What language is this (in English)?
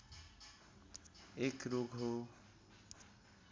Nepali